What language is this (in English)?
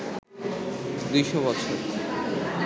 Bangla